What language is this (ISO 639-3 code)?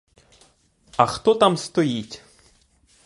ukr